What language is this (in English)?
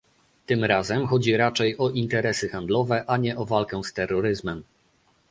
Polish